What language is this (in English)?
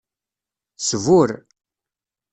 Kabyle